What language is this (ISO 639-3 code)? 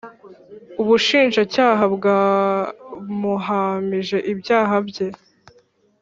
kin